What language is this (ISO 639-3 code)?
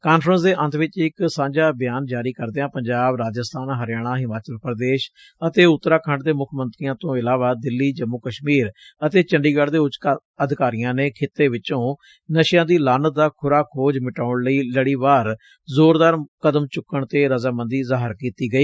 pan